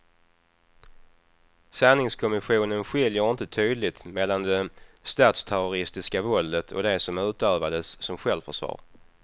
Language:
Swedish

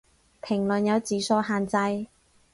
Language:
Cantonese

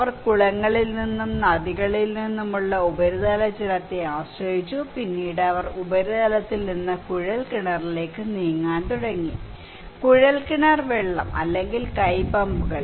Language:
Malayalam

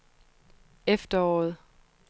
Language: Danish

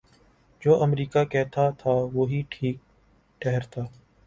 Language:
Urdu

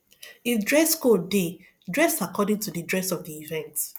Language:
Nigerian Pidgin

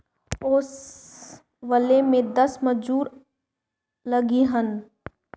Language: Bhojpuri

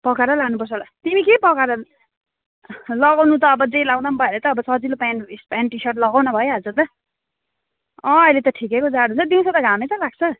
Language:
Nepali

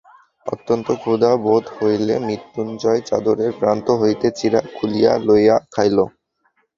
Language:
Bangla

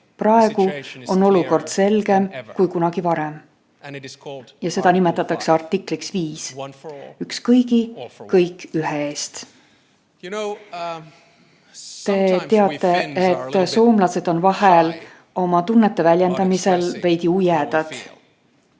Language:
Estonian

